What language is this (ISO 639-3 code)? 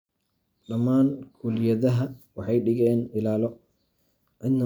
som